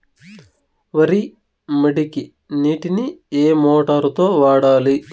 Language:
Telugu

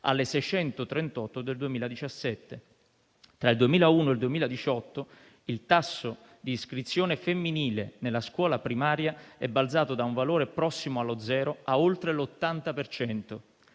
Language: Italian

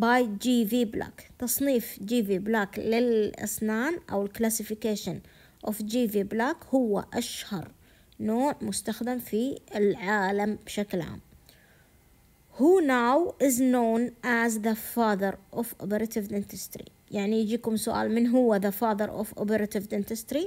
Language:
Arabic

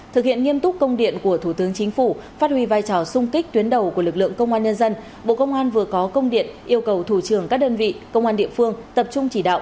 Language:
Vietnamese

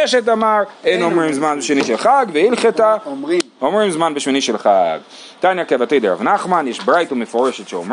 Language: Hebrew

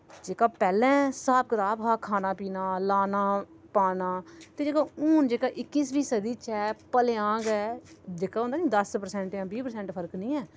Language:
Dogri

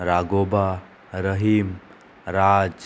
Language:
Konkani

